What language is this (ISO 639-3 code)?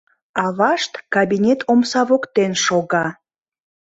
chm